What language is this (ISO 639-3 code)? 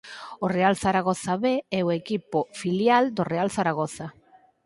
glg